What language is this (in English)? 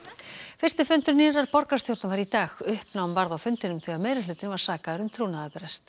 Icelandic